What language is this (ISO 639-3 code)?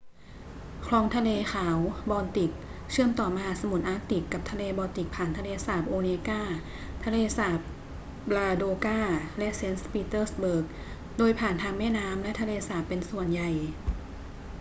tha